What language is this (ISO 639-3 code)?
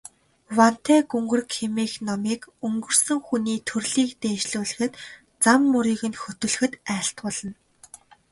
mon